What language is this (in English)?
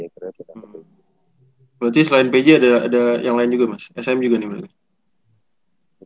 Indonesian